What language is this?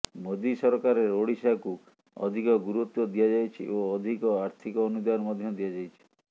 Odia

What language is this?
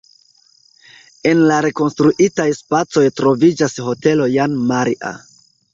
Esperanto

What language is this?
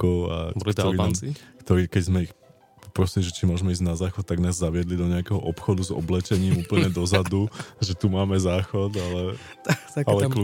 Slovak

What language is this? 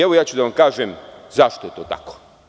Serbian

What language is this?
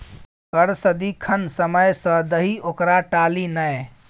Maithili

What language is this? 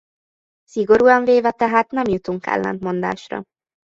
Hungarian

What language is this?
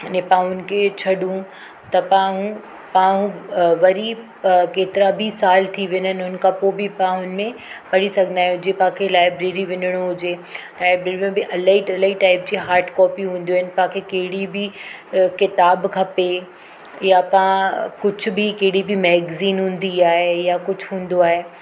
Sindhi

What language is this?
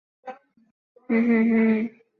Chinese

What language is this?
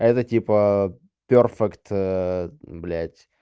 Russian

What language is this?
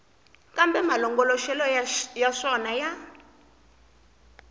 Tsonga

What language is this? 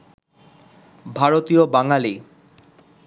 Bangla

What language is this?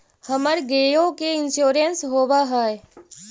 Magahi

